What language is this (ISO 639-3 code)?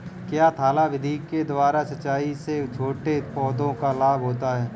hin